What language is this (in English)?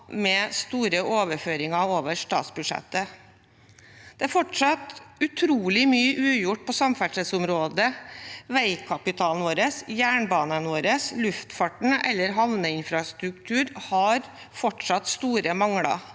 Norwegian